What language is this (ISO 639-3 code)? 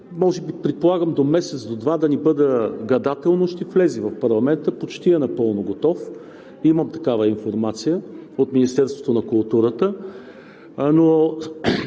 bul